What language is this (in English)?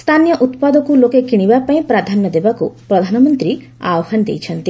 Odia